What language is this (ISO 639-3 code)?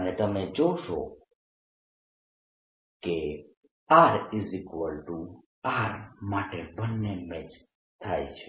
guj